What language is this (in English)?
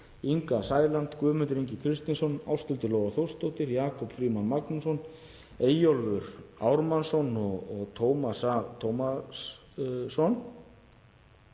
Icelandic